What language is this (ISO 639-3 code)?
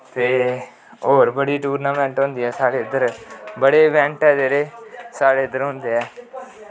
doi